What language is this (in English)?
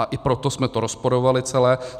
Czech